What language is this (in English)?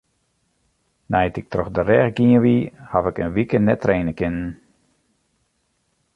Western Frisian